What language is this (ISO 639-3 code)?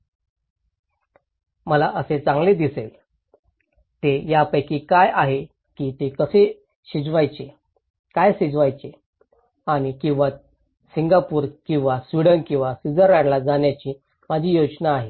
mar